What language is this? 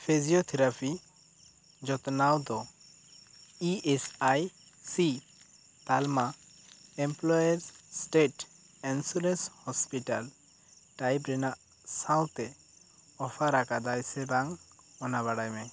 Santali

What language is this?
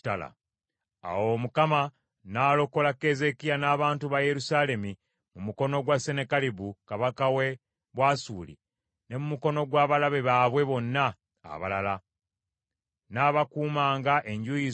Ganda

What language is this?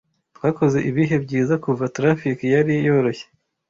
Kinyarwanda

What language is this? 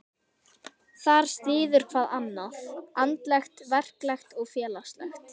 Icelandic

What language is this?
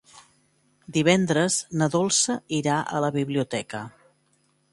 Catalan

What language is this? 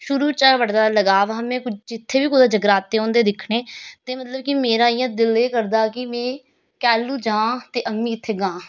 Dogri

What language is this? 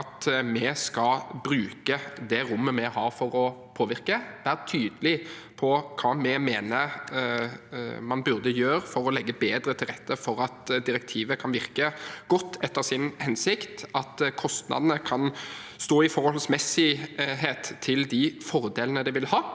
Norwegian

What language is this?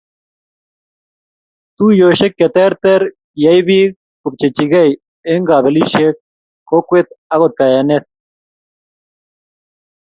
Kalenjin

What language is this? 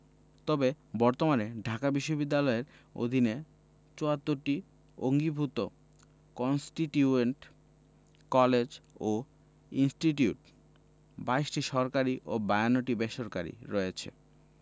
Bangla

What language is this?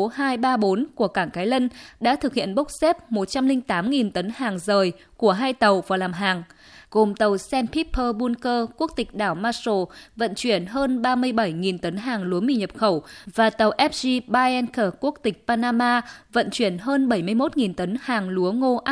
Vietnamese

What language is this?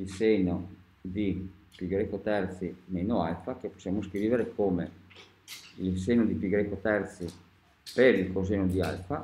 Italian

